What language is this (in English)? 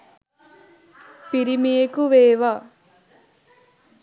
Sinhala